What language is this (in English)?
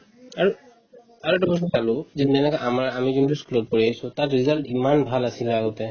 Assamese